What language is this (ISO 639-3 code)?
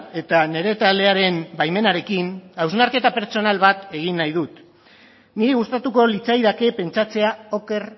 eus